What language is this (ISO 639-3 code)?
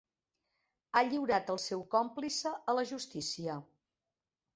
cat